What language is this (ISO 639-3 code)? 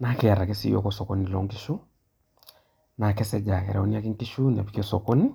mas